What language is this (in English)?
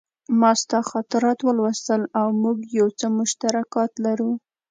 Pashto